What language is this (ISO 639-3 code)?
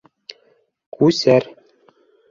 bak